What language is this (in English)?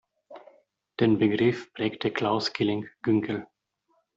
German